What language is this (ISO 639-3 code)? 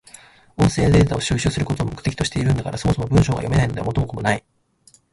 jpn